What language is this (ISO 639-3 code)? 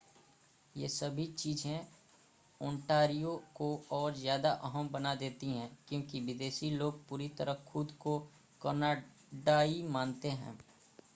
hin